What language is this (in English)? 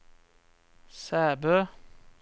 Norwegian